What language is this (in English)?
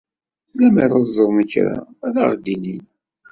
Kabyle